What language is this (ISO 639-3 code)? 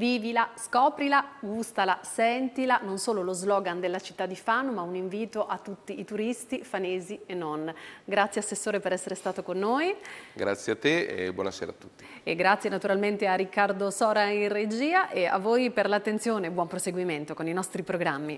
ita